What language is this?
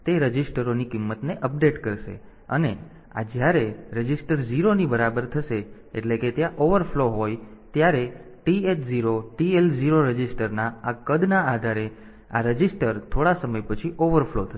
Gujarati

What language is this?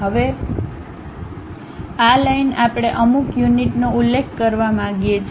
Gujarati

